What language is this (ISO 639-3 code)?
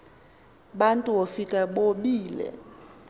xho